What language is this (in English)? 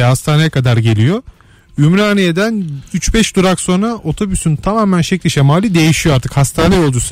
Turkish